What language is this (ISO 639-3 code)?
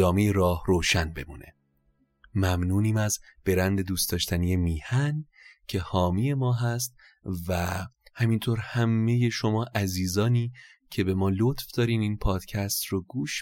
fas